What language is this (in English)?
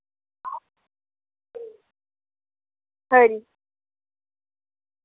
Dogri